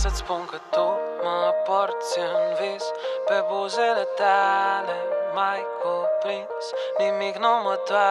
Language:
Romanian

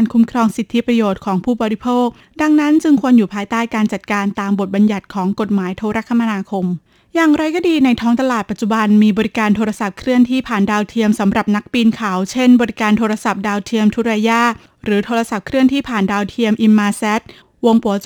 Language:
Thai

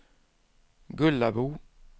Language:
Swedish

